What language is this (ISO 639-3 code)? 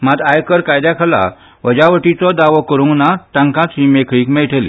kok